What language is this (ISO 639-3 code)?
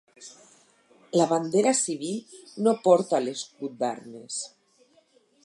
cat